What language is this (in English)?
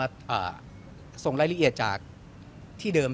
Thai